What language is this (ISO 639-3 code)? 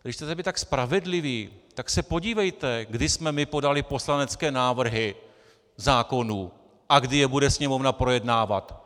ces